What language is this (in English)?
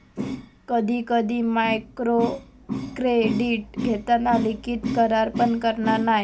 Marathi